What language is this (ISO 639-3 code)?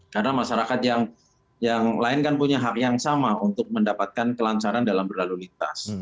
ind